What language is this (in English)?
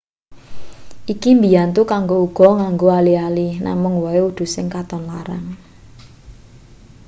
Javanese